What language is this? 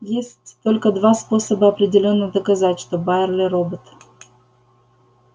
Russian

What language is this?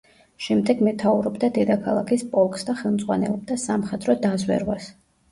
Georgian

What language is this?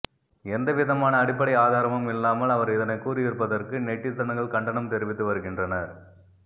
Tamil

